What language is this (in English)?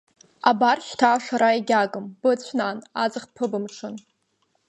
Abkhazian